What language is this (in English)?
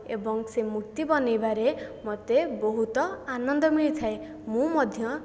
Odia